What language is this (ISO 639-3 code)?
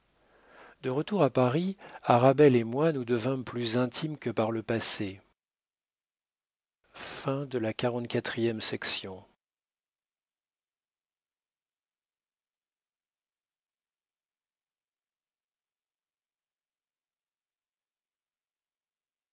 fra